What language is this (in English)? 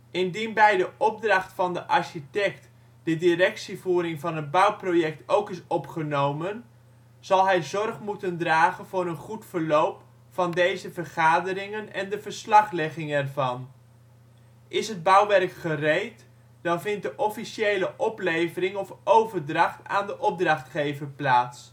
Dutch